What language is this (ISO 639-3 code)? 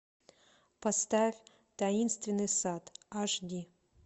rus